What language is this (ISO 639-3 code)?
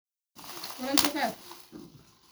som